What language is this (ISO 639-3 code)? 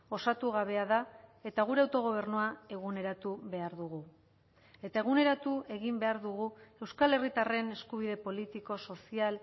eus